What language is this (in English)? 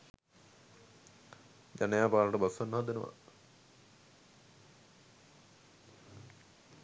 Sinhala